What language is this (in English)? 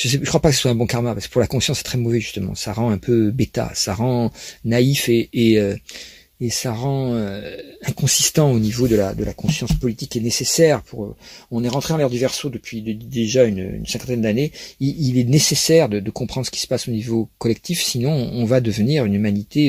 French